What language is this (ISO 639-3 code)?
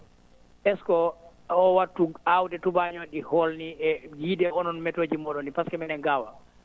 ful